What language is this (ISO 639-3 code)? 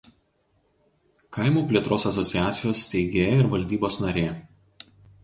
lit